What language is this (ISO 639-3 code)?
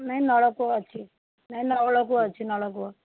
ori